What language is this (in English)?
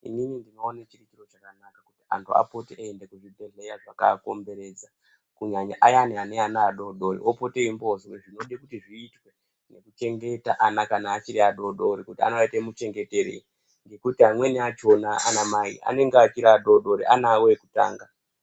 Ndau